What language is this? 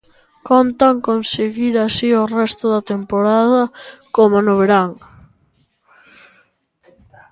Galician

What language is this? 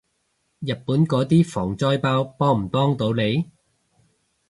Cantonese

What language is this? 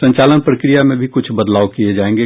Hindi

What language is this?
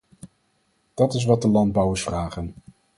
Dutch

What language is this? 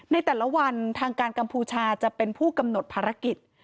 Thai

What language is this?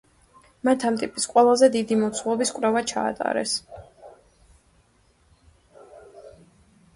Georgian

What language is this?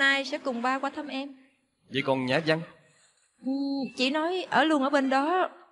Vietnamese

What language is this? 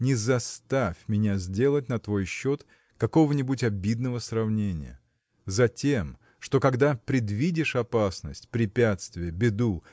Russian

